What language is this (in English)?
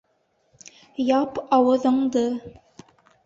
Bashkir